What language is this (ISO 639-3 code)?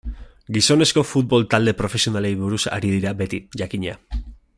eus